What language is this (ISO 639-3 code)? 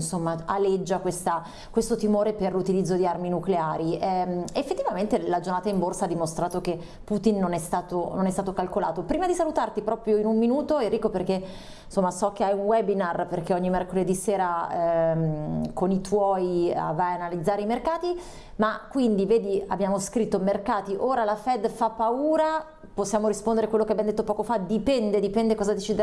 ita